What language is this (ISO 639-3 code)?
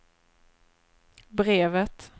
swe